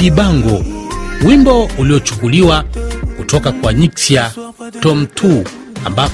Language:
Swahili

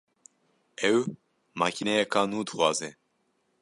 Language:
Kurdish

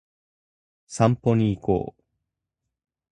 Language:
Japanese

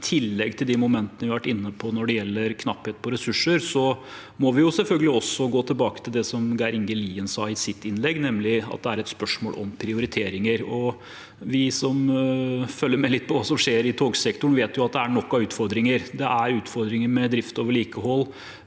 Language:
Norwegian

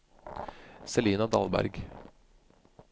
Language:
Norwegian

